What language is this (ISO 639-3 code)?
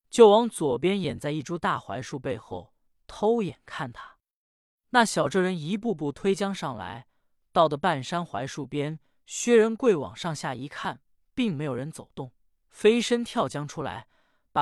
zho